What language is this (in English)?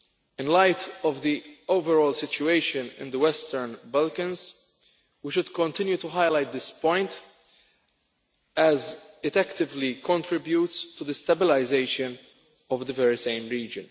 English